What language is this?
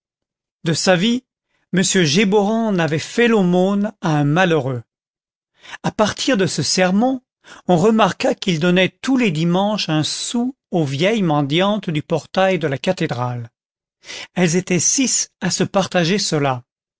French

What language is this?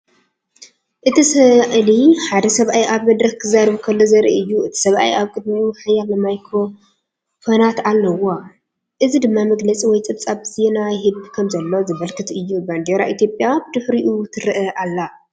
Tigrinya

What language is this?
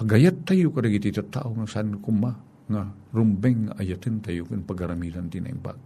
Filipino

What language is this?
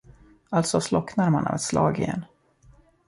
Swedish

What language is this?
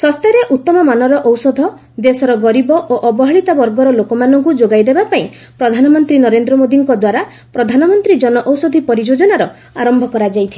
Odia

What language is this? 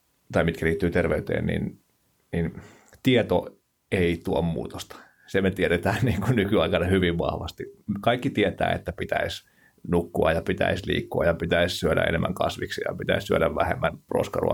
Finnish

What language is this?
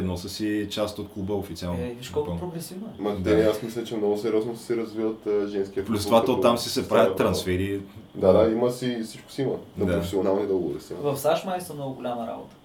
Bulgarian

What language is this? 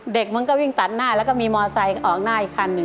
Thai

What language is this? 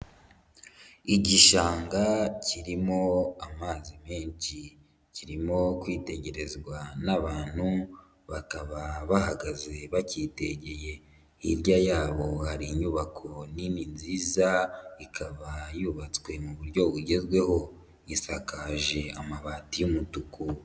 Kinyarwanda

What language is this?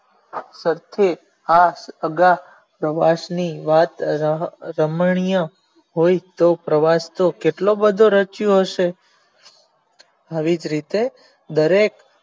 Gujarati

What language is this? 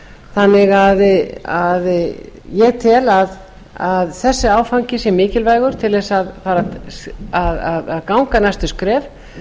Icelandic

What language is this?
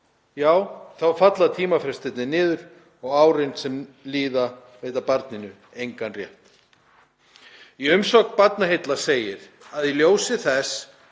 Icelandic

